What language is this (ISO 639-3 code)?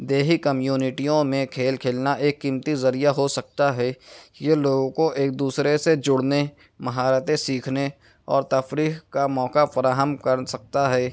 urd